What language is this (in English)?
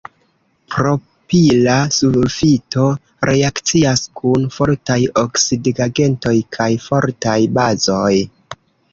Esperanto